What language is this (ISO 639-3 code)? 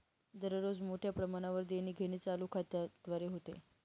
mar